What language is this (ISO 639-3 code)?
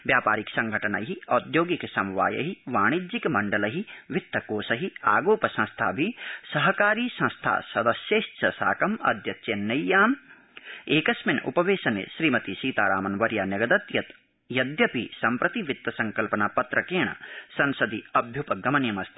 san